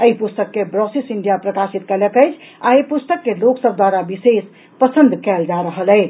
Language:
Maithili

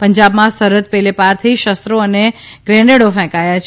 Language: Gujarati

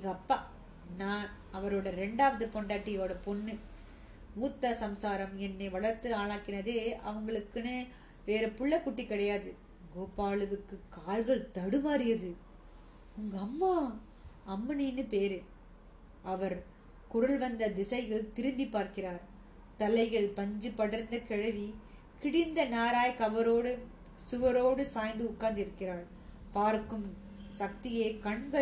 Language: Tamil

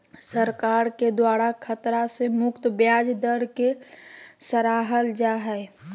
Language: Magahi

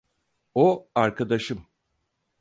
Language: Turkish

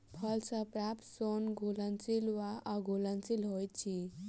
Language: Maithili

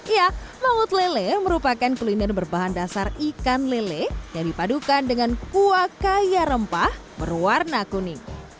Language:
Indonesian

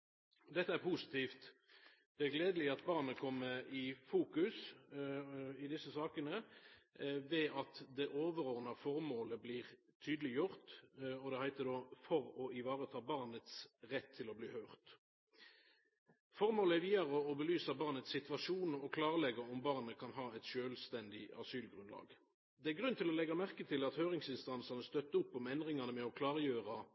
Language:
Norwegian Nynorsk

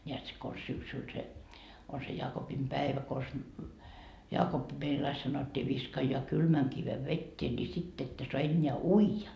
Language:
Finnish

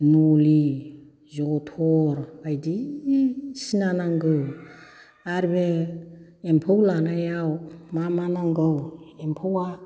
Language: Bodo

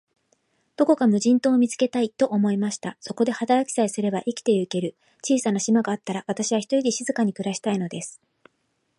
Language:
Japanese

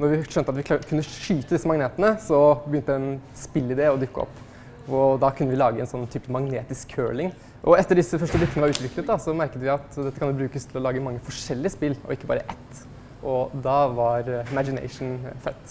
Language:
Dutch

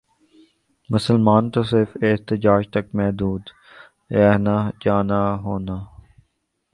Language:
Urdu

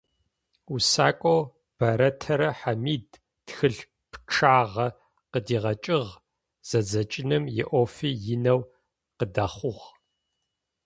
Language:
Adyghe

